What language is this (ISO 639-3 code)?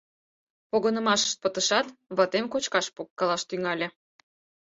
chm